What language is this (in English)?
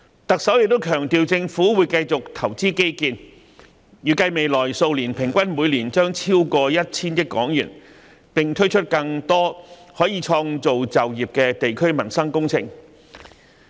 Cantonese